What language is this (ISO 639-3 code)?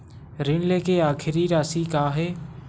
hne